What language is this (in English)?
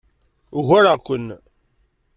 Kabyle